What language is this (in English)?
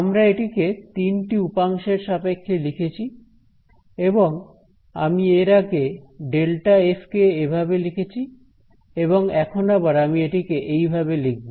Bangla